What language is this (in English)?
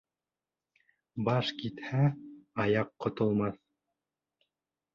Bashkir